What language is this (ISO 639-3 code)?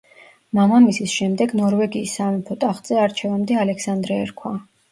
kat